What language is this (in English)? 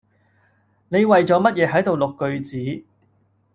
Cantonese